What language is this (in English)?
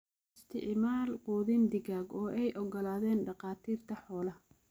Somali